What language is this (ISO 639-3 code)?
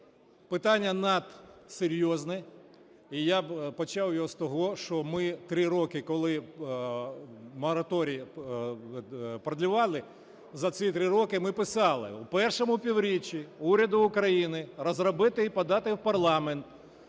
ukr